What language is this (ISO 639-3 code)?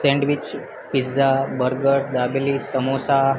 guj